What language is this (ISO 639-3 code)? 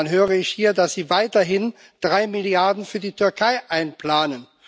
deu